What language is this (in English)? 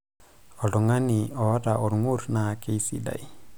Masai